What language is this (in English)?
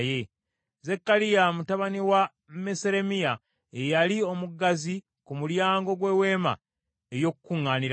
Ganda